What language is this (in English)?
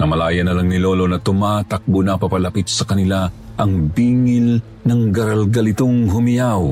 Filipino